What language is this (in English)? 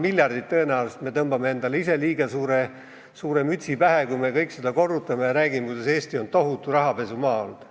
Estonian